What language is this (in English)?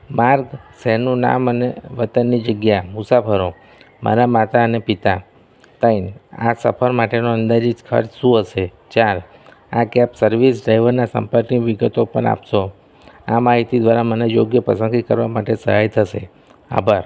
Gujarati